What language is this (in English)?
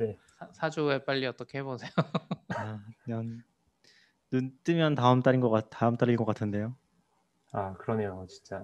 Korean